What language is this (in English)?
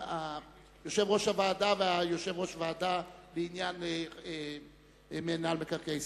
Hebrew